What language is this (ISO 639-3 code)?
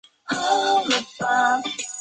zho